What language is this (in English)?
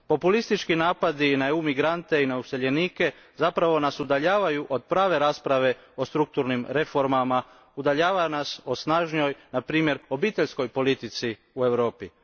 Croatian